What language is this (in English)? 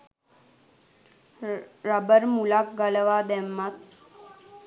Sinhala